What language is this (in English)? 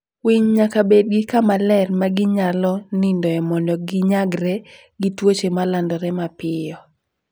Luo (Kenya and Tanzania)